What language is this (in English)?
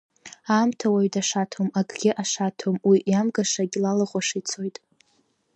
Abkhazian